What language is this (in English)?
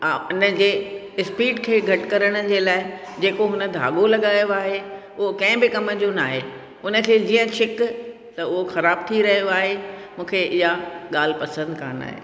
Sindhi